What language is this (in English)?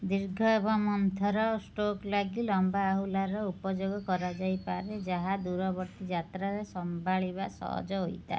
Odia